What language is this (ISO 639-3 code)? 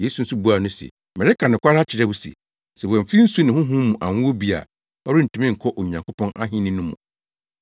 aka